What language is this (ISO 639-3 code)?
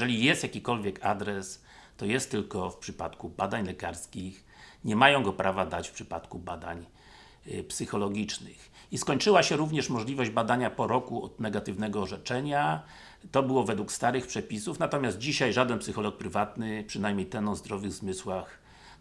pol